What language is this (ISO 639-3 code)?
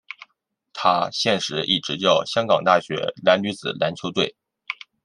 zho